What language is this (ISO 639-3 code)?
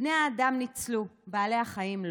heb